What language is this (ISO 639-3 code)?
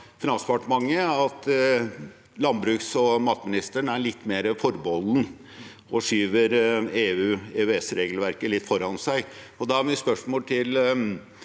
nor